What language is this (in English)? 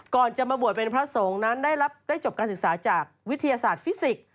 Thai